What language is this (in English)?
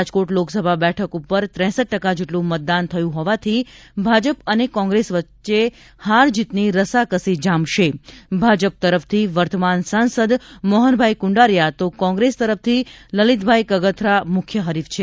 Gujarati